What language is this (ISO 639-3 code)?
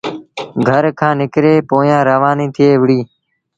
sbn